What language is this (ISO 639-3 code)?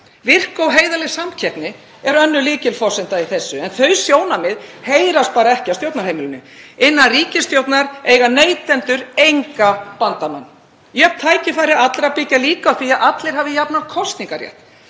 isl